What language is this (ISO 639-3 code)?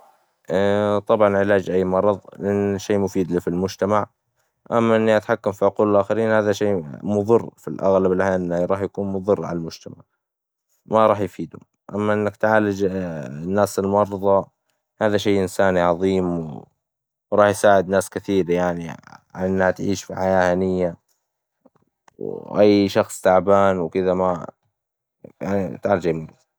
acw